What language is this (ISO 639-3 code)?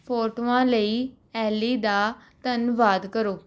pan